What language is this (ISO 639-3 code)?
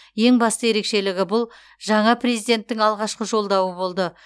kaz